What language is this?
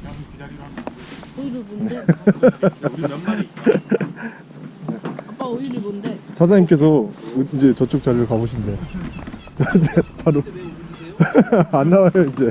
Korean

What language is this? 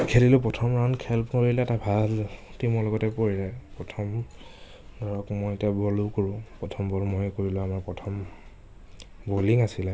Assamese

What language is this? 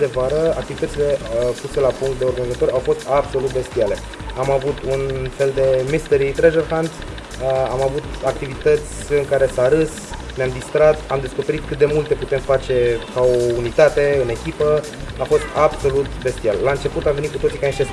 Romanian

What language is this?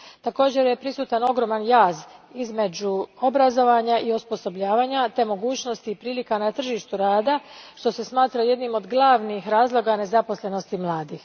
Croatian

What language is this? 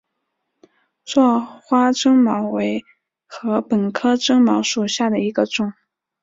Chinese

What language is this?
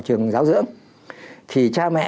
Vietnamese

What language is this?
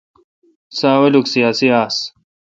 Kalkoti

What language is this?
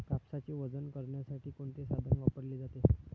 Marathi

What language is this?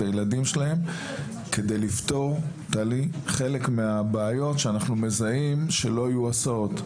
Hebrew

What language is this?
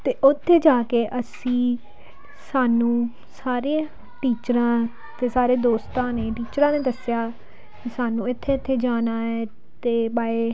Punjabi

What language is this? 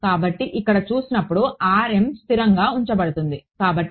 Telugu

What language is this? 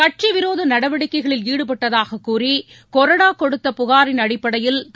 Tamil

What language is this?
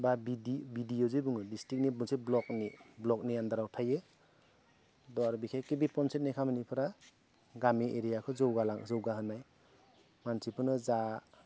Bodo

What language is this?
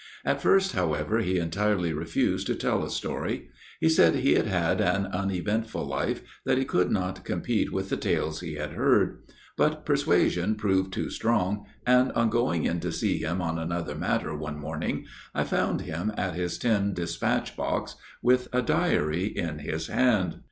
English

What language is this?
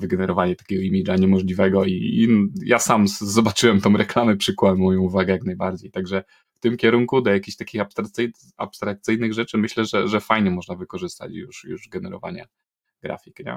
Polish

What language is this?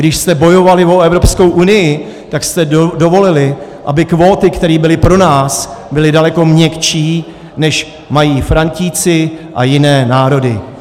Czech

